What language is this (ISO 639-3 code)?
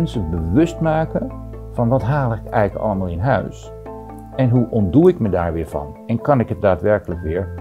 nld